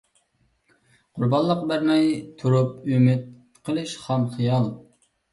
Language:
Uyghur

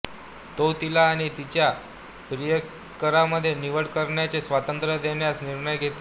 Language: Marathi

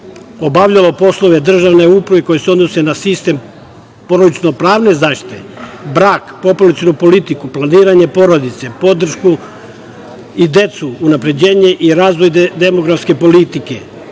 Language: Serbian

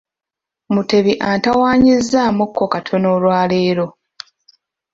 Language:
Ganda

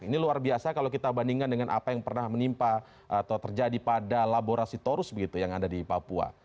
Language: Indonesian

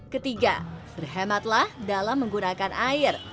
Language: Indonesian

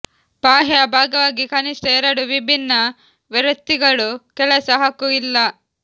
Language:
Kannada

